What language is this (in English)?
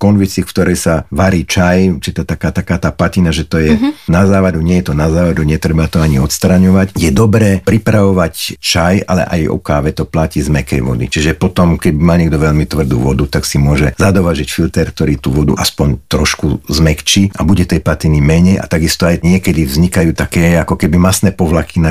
Slovak